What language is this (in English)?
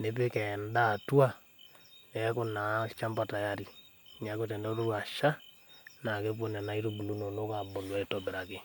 Masai